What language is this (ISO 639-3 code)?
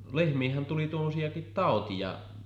fin